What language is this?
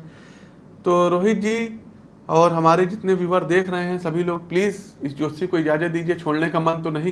Hindi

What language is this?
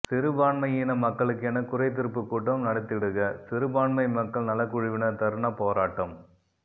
Tamil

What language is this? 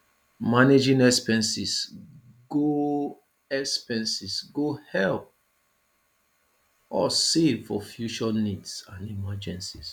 Nigerian Pidgin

